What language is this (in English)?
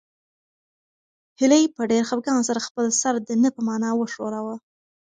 Pashto